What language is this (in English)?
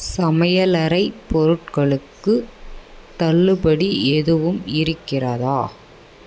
Tamil